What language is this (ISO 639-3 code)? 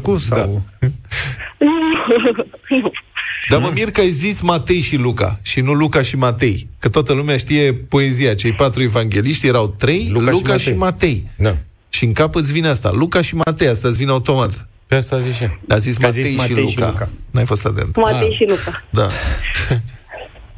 ron